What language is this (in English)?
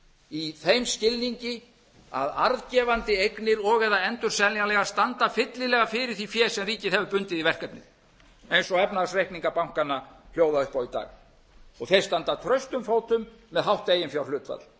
Icelandic